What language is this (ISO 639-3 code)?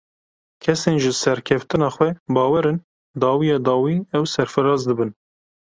kur